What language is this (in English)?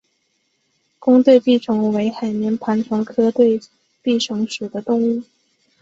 Chinese